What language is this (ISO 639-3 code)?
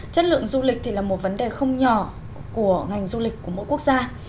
vie